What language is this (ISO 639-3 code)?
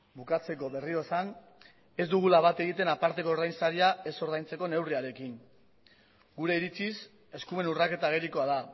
eus